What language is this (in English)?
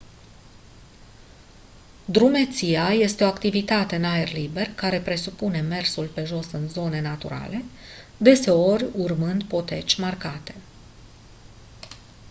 Romanian